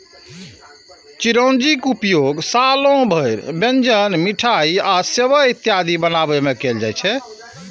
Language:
Maithili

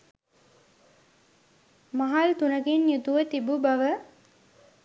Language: Sinhala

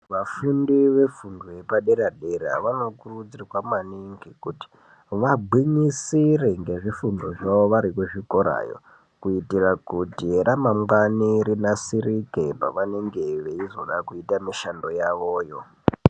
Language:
Ndau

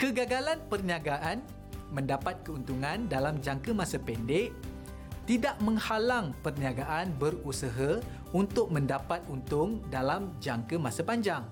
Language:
Malay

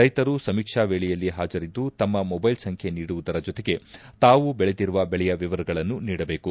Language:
Kannada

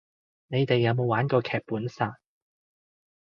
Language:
Cantonese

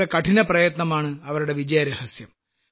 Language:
Malayalam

